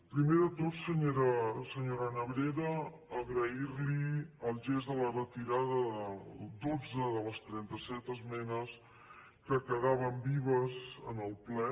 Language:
Catalan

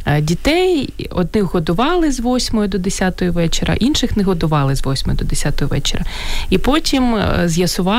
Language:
Ukrainian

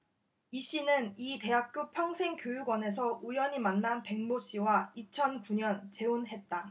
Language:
Korean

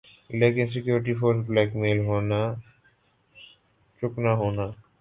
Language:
Urdu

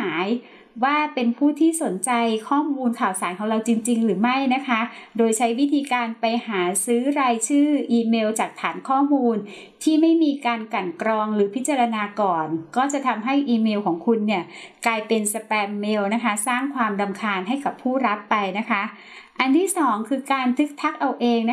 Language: Thai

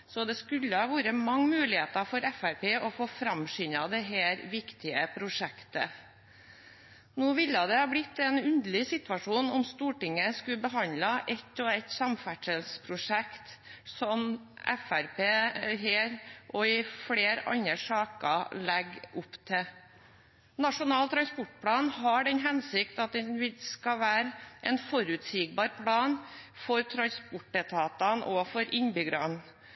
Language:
Norwegian Bokmål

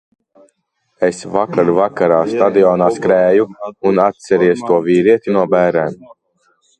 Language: Latvian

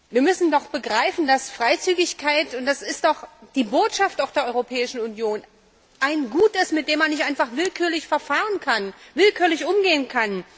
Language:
German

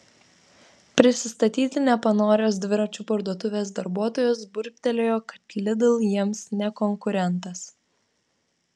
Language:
Lithuanian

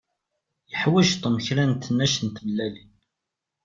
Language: Kabyle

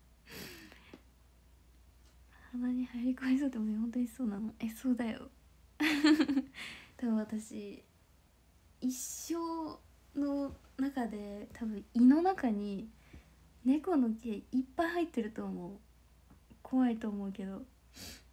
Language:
Japanese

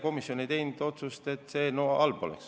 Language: Estonian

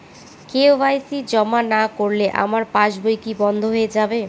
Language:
Bangla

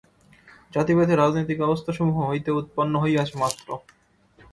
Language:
Bangla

